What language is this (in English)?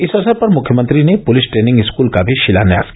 Hindi